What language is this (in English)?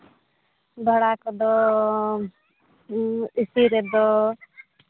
Santali